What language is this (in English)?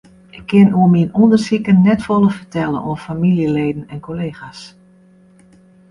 Western Frisian